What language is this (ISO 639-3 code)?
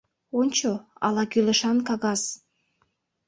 chm